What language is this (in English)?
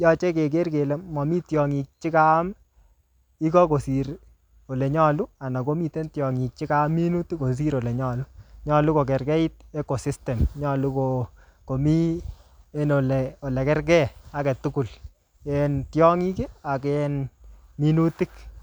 Kalenjin